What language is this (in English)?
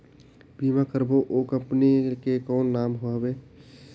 Chhattisgarhi